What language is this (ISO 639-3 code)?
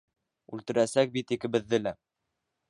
bak